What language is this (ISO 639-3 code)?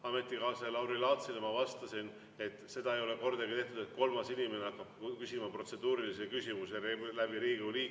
est